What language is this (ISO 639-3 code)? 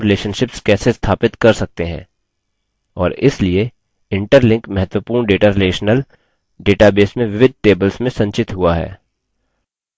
hin